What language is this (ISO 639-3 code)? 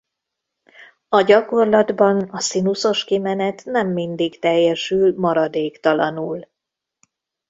hun